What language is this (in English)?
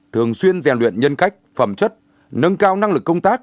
Vietnamese